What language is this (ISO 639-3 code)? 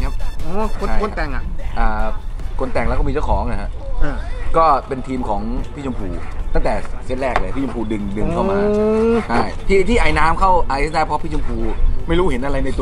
tha